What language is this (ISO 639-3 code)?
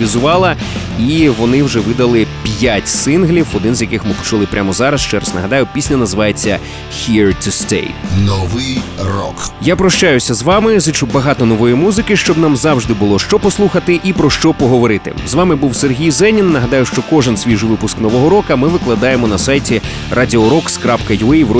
ukr